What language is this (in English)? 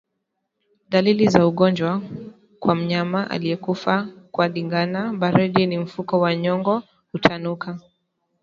Swahili